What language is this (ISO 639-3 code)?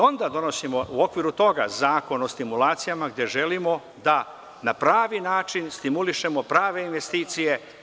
srp